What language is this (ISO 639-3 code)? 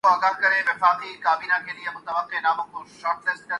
urd